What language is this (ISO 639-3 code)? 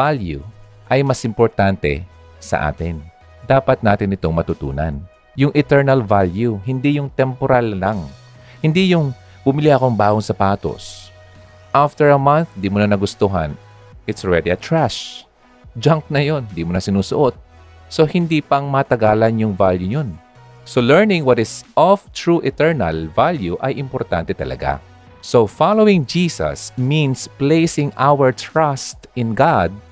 fil